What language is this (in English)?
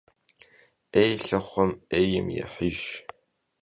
Kabardian